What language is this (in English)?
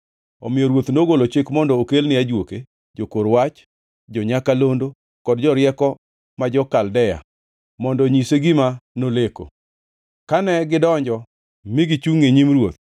Luo (Kenya and Tanzania)